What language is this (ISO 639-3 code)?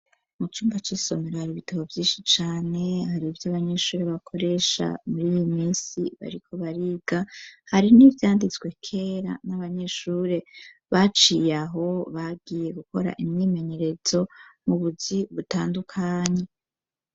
run